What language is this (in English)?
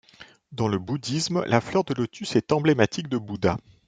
French